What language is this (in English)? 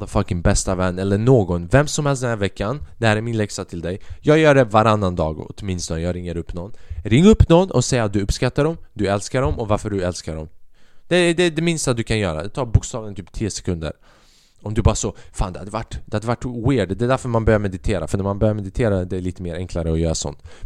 Swedish